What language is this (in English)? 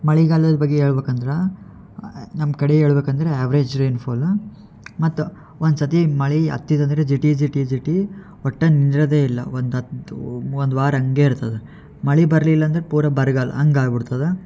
Kannada